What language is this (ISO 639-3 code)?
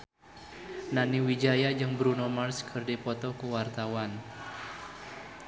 sun